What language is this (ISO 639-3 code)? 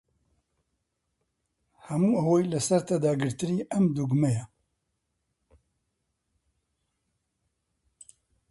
ckb